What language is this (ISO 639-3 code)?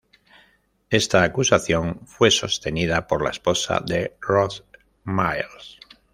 spa